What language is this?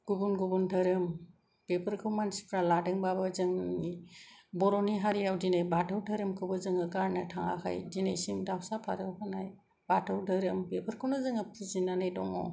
Bodo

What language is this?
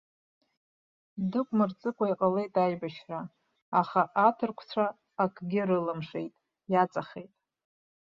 Abkhazian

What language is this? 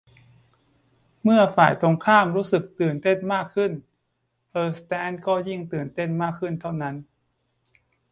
Thai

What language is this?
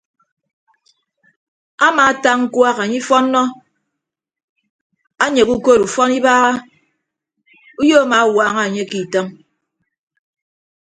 Ibibio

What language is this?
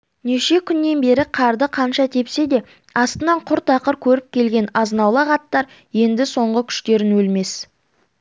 Kazakh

